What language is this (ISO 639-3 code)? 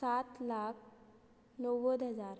kok